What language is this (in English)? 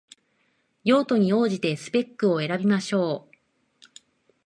Japanese